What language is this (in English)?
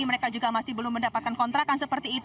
Indonesian